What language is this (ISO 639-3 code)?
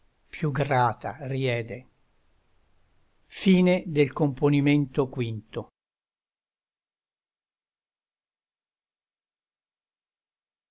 ita